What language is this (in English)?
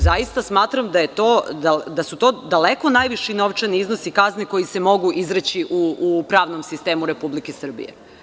Serbian